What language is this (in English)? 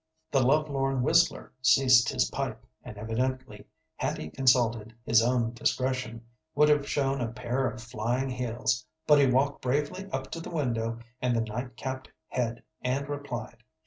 English